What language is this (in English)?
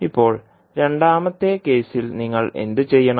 Malayalam